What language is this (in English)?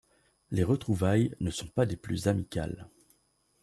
French